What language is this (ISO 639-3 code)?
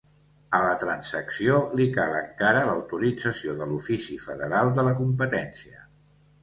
cat